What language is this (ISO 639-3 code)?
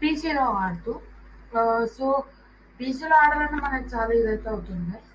tel